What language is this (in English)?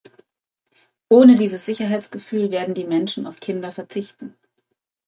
German